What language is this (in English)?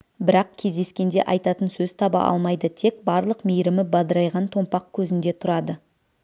Kazakh